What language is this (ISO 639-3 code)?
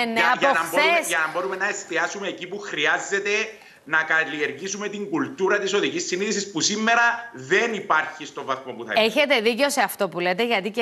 ell